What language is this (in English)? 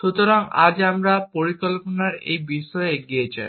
Bangla